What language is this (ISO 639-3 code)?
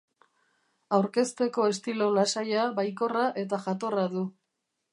eus